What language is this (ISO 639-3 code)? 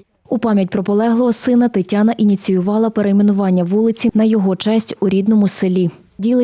ukr